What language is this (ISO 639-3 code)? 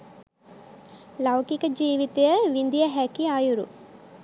sin